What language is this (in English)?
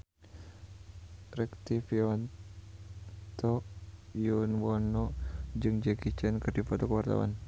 Sundanese